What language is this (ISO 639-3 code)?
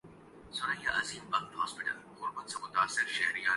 urd